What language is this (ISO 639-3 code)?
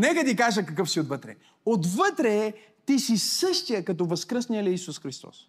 bul